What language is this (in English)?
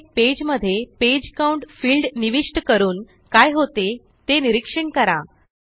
Marathi